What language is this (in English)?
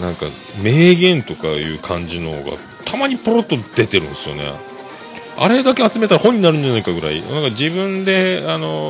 Japanese